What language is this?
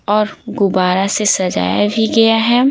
Hindi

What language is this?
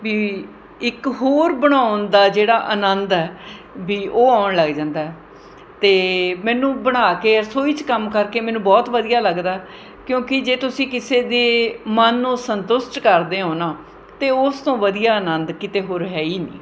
Punjabi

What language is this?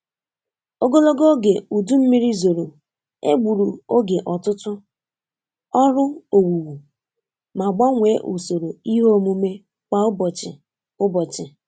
Igbo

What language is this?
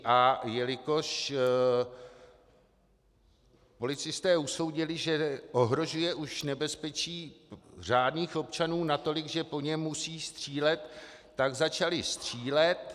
Czech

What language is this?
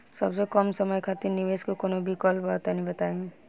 Bhojpuri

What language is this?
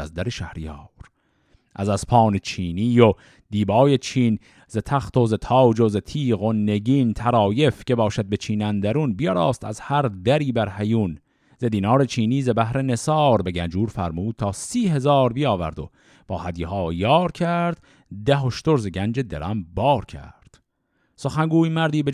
Persian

